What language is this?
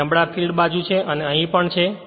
Gujarati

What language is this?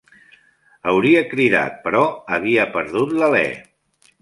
Catalan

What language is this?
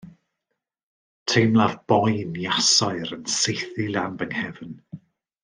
Welsh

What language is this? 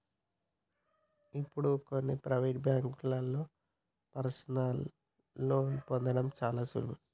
Telugu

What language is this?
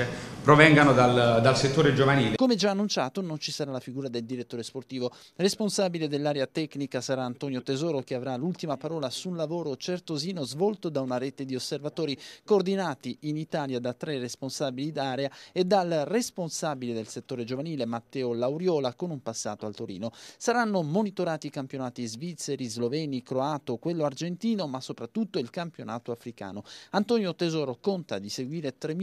Italian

